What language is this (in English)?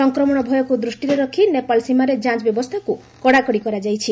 Odia